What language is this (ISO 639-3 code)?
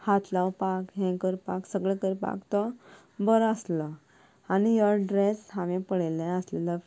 kok